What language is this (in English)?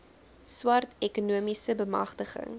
Afrikaans